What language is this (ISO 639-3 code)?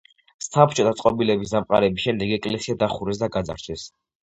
kat